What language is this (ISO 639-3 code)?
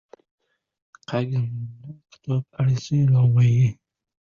uzb